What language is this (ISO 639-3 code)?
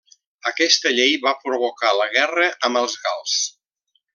cat